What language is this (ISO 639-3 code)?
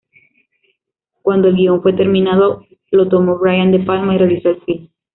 spa